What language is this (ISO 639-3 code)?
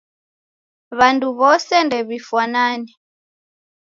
dav